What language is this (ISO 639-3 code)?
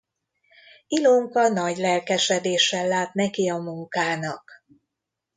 hun